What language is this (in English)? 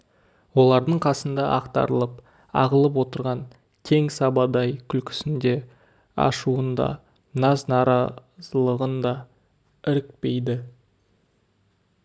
Kazakh